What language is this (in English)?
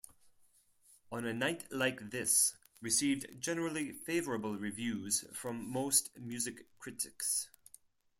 English